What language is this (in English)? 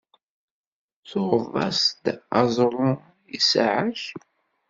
Kabyle